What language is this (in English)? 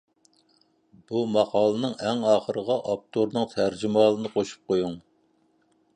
Uyghur